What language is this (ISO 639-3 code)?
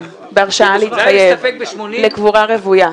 heb